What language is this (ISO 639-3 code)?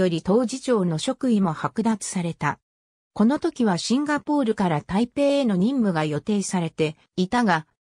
jpn